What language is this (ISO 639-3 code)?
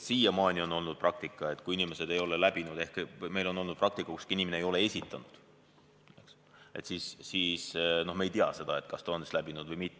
est